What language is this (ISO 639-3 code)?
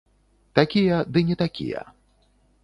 bel